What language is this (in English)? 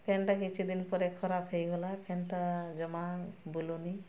Odia